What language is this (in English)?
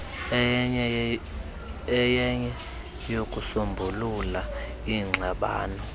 Xhosa